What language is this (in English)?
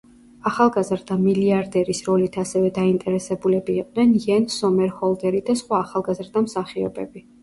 Georgian